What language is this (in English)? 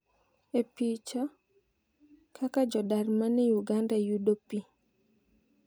Luo (Kenya and Tanzania)